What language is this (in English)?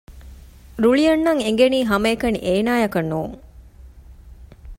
Divehi